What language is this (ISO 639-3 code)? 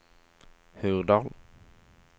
nor